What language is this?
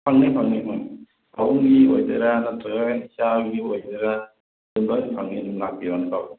Manipuri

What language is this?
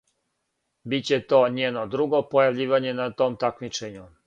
Serbian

